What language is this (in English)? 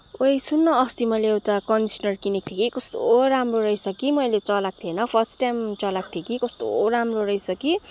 Nepali